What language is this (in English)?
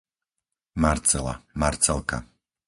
Slovak